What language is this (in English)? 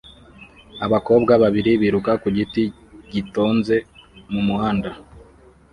Kinyarwanda